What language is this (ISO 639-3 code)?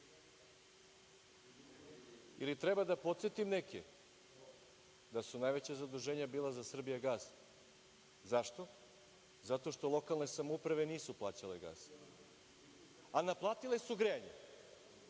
srp